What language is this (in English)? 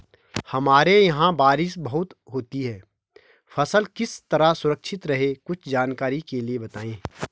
Hindi